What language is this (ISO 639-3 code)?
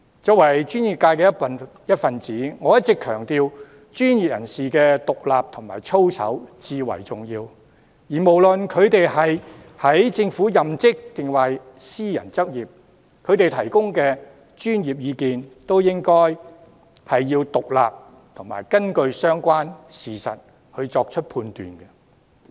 yue